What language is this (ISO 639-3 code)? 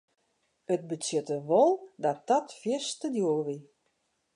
fry